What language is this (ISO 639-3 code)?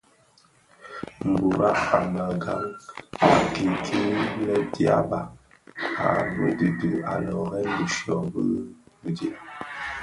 ksf